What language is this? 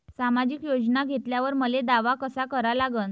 Marathi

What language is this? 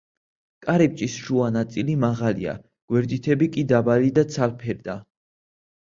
Georgian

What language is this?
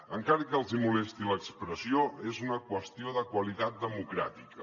Catalan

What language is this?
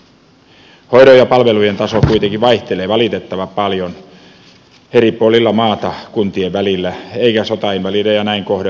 Finnish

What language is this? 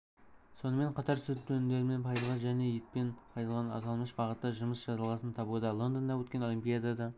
Kazakh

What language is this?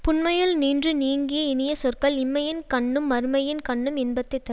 Tamil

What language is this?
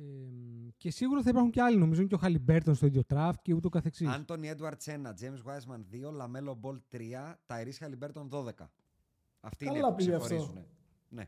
Greek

